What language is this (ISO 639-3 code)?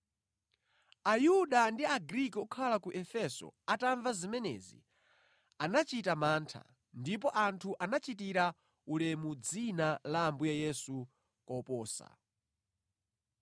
nya